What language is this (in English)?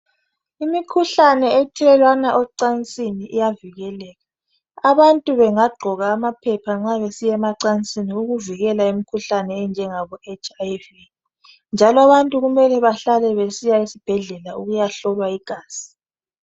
North Ndebele